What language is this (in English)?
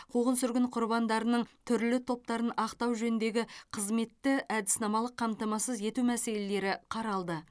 Kazakh